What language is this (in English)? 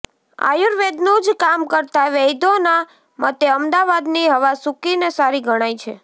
Gujarati